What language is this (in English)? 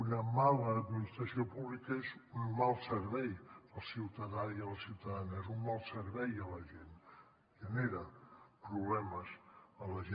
Catalan